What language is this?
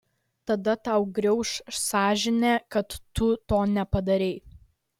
Lithuanian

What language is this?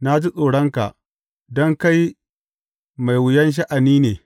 Hausa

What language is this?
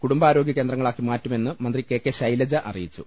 Malayalam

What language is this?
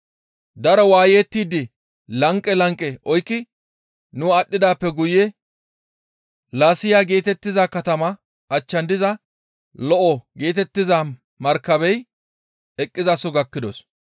Gamo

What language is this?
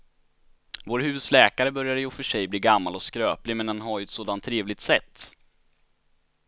Swedish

